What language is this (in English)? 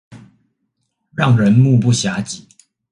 Chinese